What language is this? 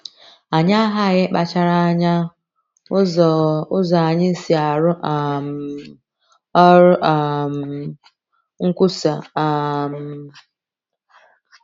Igbo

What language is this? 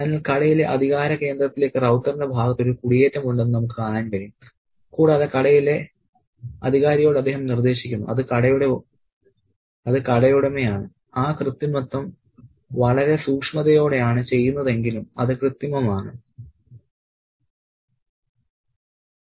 Malayalam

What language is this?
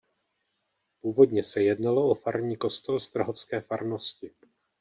Czech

